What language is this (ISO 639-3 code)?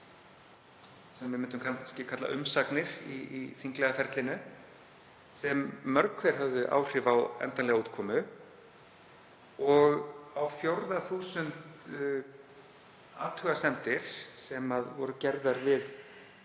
isl